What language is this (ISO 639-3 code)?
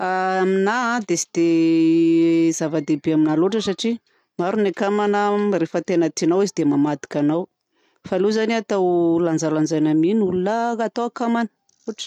bzc